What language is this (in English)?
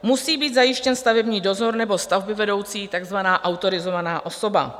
Czech